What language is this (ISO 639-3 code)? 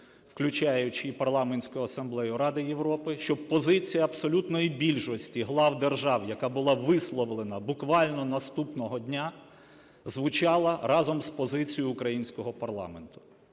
ukr